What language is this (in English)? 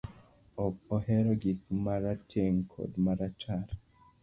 Luo (Kenya and Tanzania)